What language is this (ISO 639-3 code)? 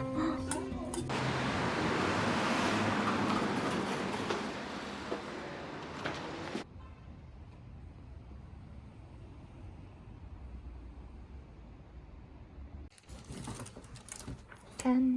kor